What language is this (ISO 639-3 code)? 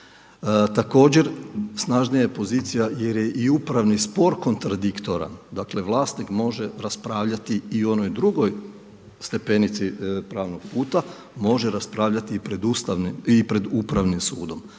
hrv